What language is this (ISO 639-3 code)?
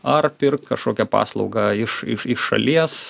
lit